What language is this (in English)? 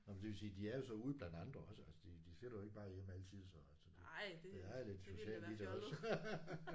Danish